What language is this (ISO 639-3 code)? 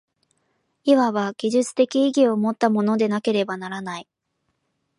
jpn